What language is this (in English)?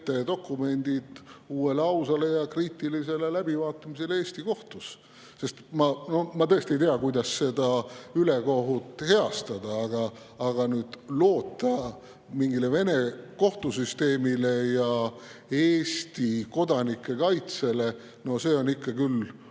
Estonian